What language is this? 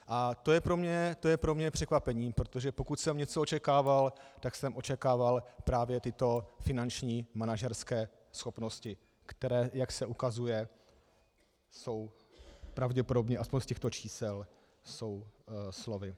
Czech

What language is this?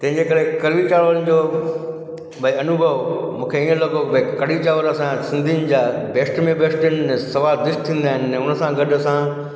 Sindhi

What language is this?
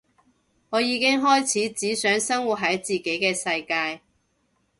Cantonese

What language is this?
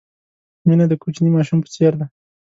Pashto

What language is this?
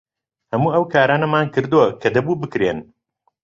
Central Kurdish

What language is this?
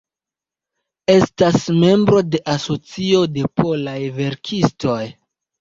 Esperanto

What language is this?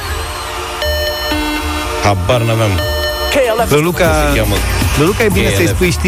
Romanian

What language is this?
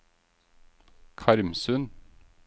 Norwegian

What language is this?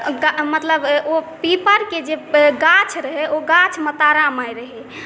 Maithili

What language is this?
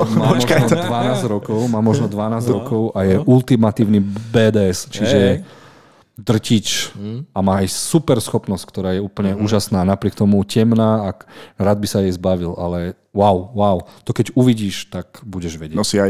Slovak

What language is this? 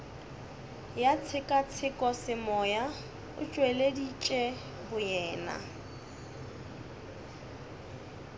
Northern Sotho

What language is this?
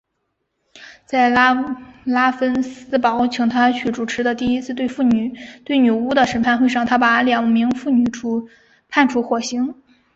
Chinese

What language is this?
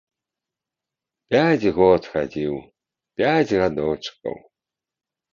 Belarusian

